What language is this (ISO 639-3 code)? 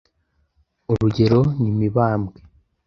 kin